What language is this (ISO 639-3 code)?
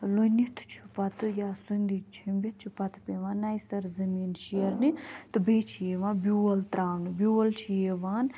kas